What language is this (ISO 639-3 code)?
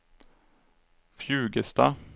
swe